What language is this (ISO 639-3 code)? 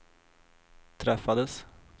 swe